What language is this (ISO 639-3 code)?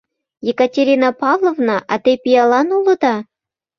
chm